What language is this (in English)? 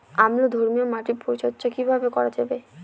Bangla